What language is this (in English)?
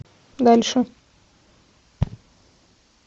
Russian